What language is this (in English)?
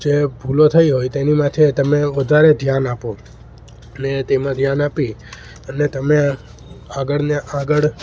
Gujarati